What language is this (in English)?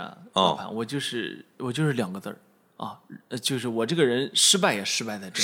Chinese